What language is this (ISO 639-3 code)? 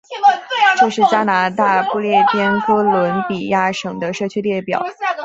zho